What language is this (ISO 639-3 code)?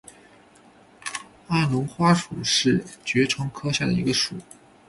zho